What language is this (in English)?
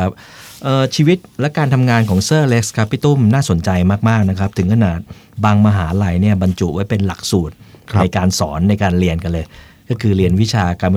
Thai